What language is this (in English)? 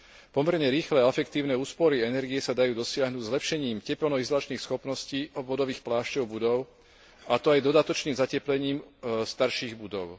Slovak